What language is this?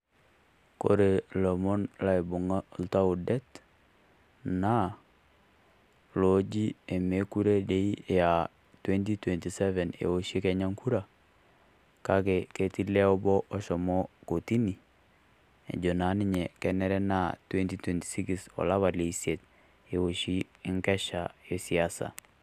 Masai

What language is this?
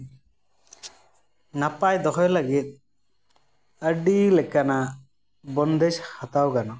Santali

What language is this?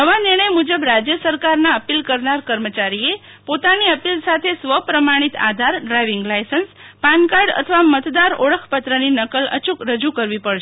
Gujarati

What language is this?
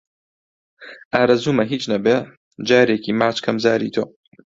Central Kurdish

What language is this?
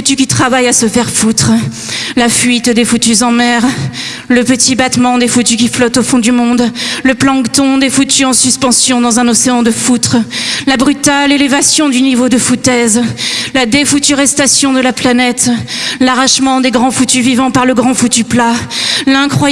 French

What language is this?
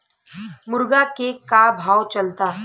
Bhojpuri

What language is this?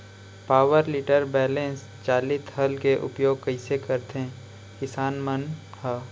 Chhattisgarhi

